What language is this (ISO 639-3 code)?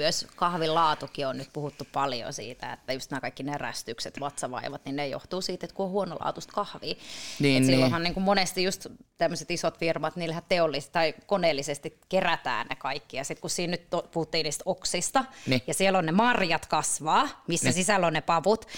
fin